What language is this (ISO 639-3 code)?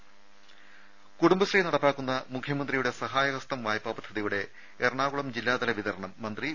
mal